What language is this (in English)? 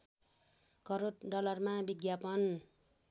Nepali